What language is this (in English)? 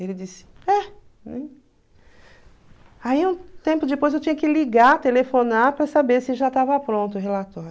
Portuguese